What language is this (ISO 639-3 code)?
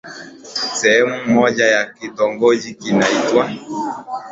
swa